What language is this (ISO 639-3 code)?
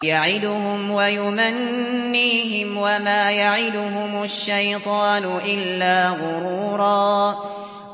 ara